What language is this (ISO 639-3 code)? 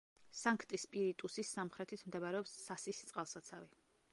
kat